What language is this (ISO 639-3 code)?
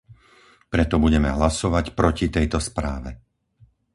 slk